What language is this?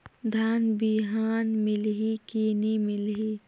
Chhattisgarhi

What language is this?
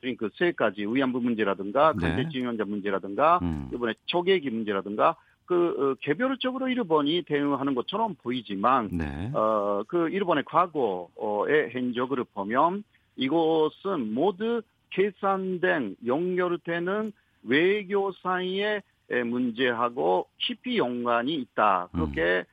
Korean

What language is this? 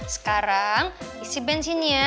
Indonesian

